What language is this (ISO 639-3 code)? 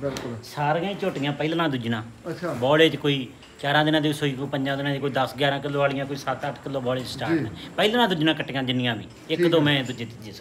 pan